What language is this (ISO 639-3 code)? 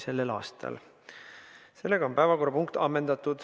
est